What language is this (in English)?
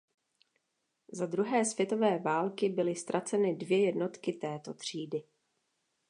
Czech